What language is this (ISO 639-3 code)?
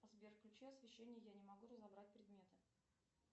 rus